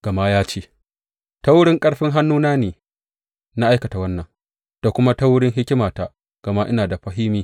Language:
Hausa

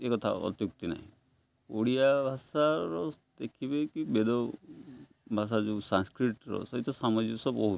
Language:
Odia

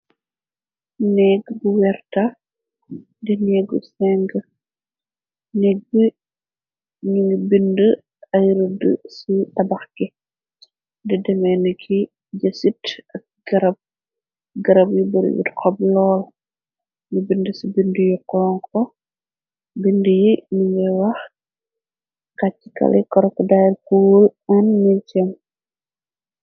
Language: Wolof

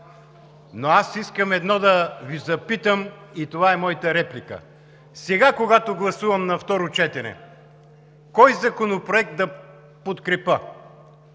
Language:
Bulgarian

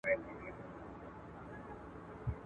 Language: Pashto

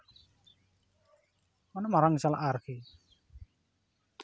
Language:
Santali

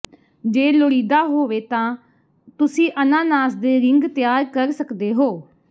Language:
Punjabi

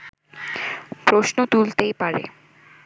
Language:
Bangla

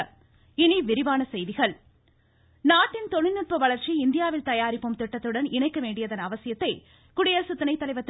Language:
Tamil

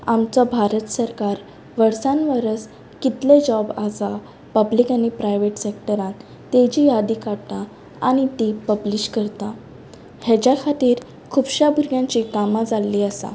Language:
Konkani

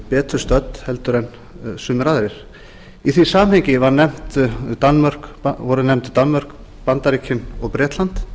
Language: Icelandic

